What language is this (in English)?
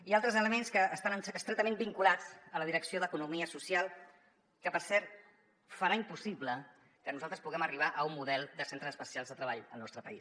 Catalan